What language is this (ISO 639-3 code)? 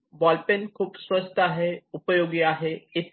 mar